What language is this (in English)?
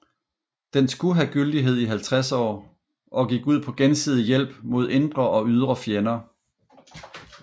Danish